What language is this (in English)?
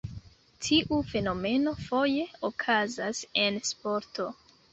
Esperanto